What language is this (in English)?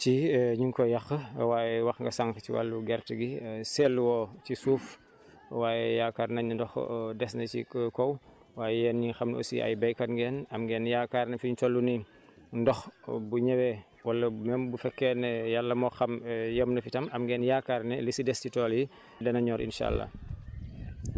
Wolof